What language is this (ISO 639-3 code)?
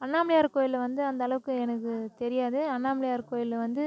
tam